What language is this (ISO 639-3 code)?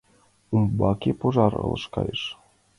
chm